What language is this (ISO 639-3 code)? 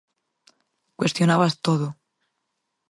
glg